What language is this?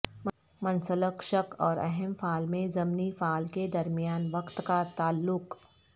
Urdu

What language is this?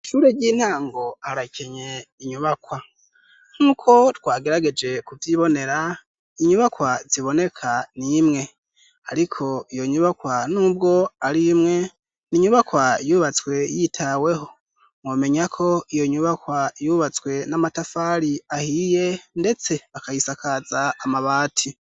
Rundi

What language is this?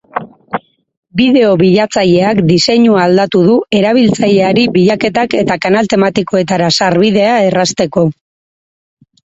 Basque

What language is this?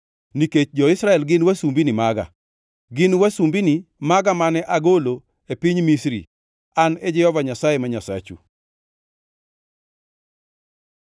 Luo (Kenya and Tanzania)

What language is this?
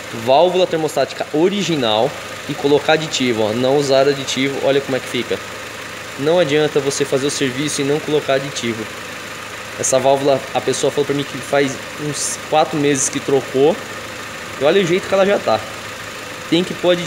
Portuguese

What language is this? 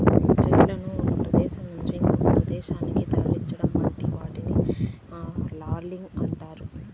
Telugu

